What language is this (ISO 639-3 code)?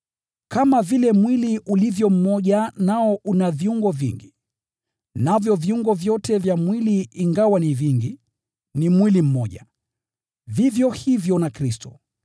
swa